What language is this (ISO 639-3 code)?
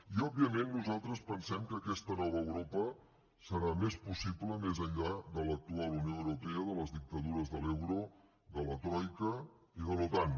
cat